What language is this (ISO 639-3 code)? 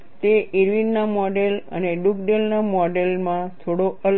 guj